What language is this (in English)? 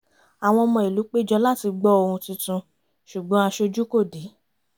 Yoruba